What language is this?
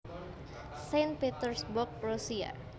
Javanese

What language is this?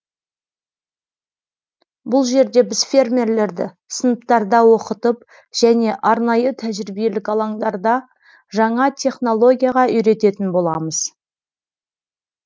Kazakh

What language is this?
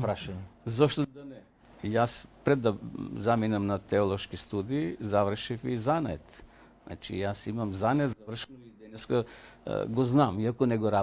Macedonian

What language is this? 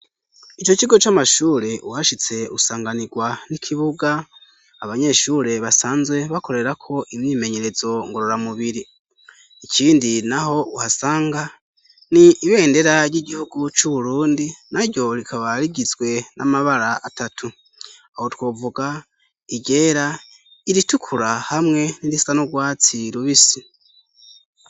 Rundi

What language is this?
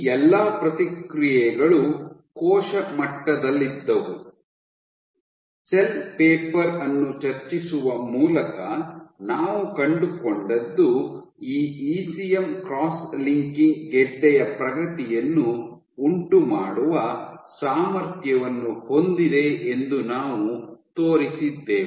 Kannada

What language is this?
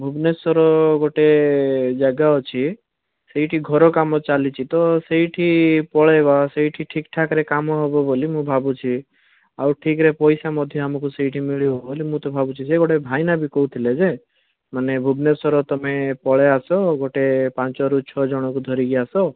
Odia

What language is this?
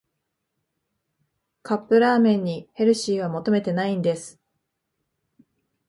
Japanese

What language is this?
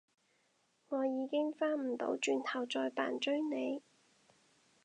Cantonese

